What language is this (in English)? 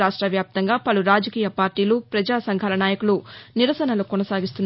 Telugu